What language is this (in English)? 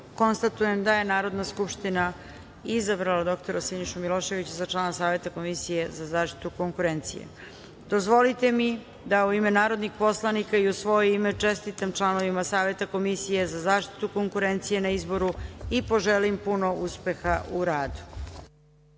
Serbian